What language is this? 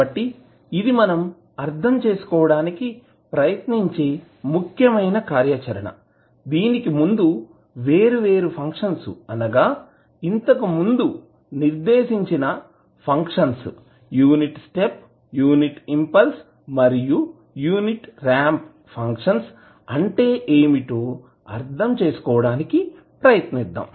Telugu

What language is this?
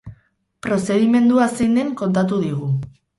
Basque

